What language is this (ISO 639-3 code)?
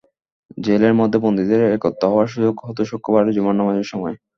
ben